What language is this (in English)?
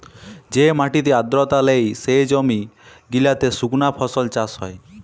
Bangla